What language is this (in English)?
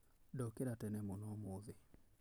Kikuyu